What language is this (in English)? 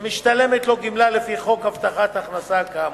Hebrew